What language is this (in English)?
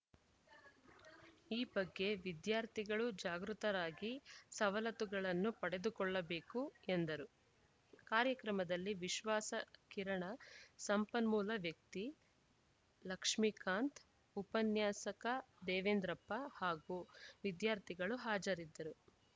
Kannada